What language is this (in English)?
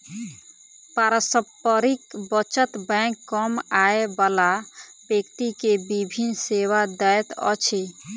Maithili